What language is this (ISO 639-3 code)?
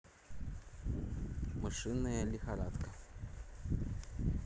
rus